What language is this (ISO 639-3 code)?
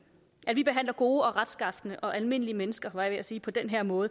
dan